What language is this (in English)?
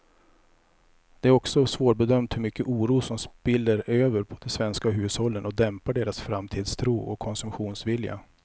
Swedish